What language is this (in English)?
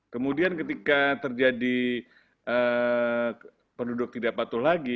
Indonesian